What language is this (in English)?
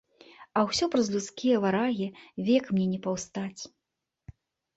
Belarusian